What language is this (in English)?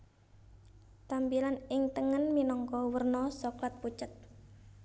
Javanese